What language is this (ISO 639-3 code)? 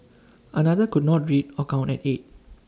eng